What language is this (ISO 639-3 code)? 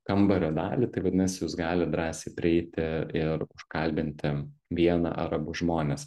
lit